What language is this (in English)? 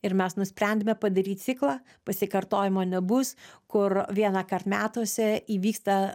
Lithuanian